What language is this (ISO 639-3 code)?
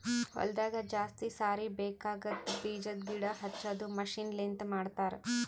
kan